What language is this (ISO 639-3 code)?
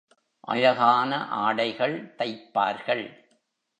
tam